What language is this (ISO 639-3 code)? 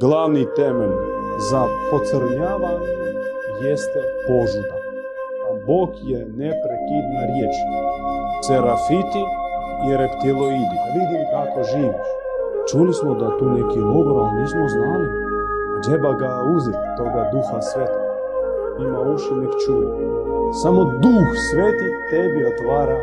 hrv